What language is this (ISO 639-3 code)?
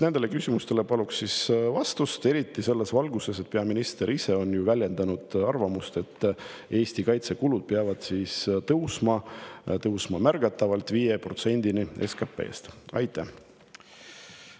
est